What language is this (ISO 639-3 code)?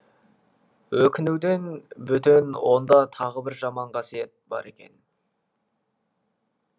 kaz